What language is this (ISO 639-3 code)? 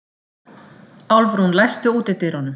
isl